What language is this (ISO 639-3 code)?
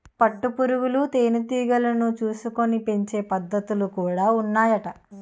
tel